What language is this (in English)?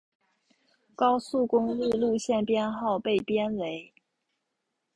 Chinese